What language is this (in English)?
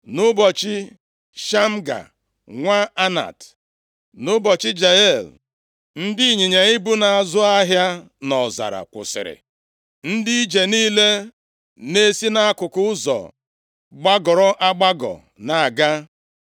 Igbo